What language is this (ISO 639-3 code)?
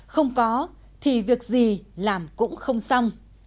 vie